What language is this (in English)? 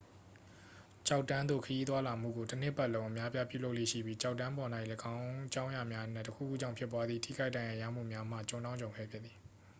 Burmese